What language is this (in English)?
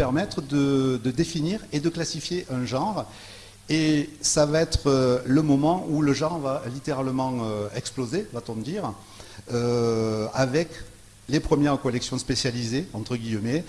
French